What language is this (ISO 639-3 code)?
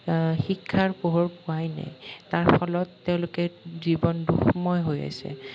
asm